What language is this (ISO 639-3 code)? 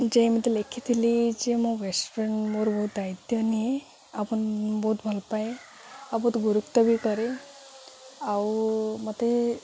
ori